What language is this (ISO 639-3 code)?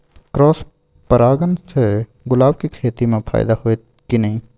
mai